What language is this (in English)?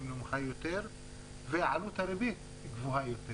Hebrew